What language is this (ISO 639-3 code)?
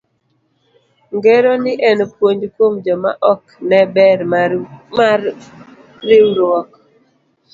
luo